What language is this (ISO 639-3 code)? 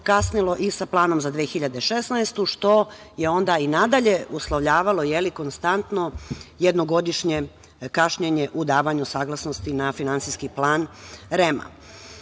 srp